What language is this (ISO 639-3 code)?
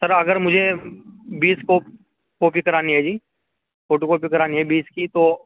urd